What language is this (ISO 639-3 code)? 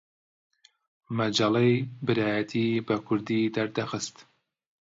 ckb